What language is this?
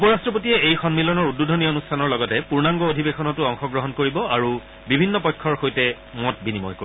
Assamese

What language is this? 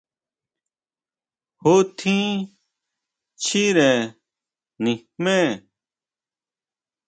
Huautla Mazatec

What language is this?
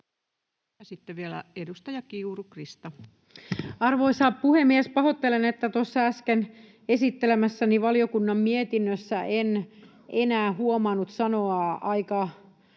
Finnish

